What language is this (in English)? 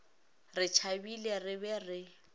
Northern Sotho